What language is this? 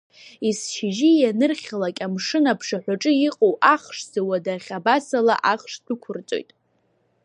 Abkhazian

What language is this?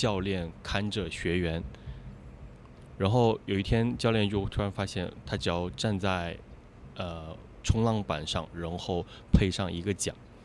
Chinese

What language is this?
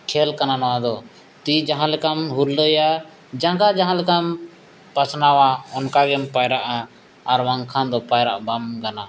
Santali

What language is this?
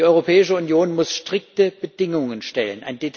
German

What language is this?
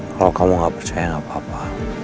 Indonesian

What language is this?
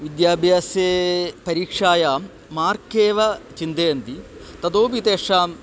Sanskrit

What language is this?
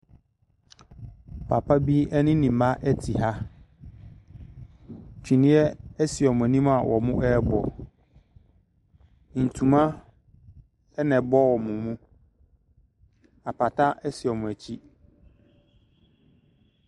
Akan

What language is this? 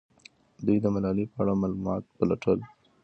Pashto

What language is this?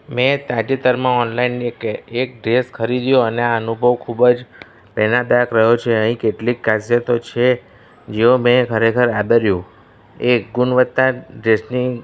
Gujarati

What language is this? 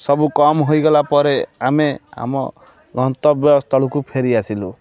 Odia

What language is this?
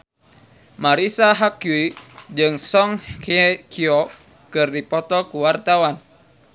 Sundanese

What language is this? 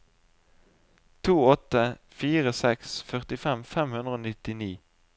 Norwegian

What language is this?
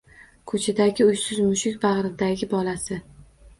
Uzbek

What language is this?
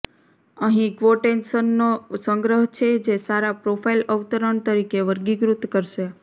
Gujarati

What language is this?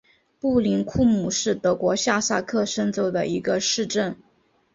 Chinese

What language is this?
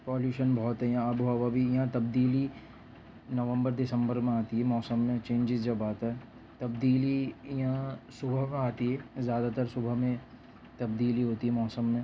Urdu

